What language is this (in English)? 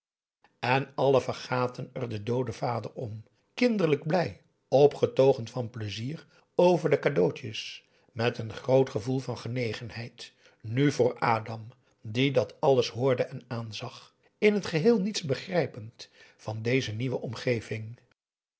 Dutch